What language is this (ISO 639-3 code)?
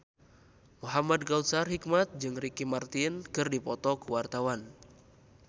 sun